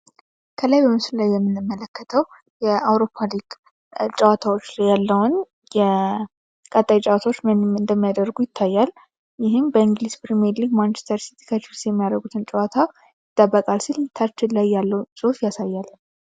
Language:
Amharic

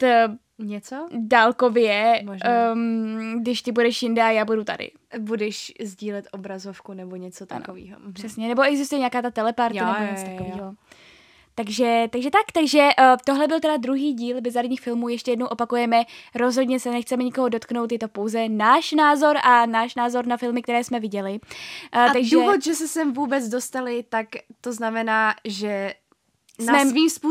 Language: Czech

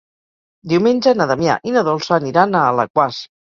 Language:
Catalan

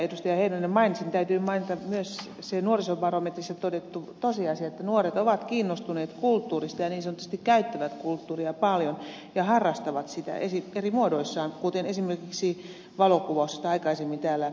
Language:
Finnish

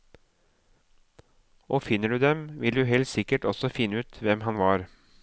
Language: Norwegian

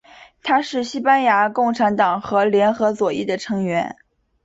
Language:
Chinese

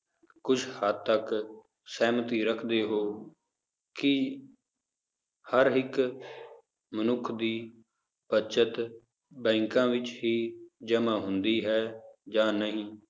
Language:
Punjabi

